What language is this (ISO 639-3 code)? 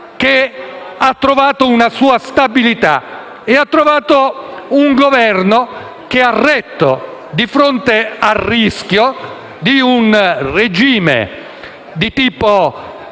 ita